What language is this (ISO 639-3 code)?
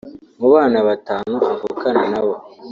kin